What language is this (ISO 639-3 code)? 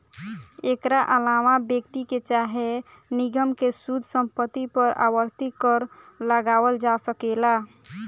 bho